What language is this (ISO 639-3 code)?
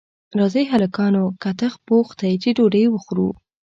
pus